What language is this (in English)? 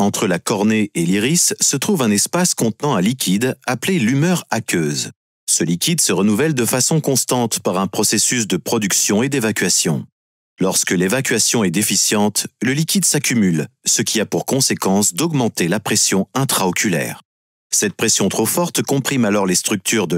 French